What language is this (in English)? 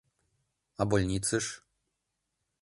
Mari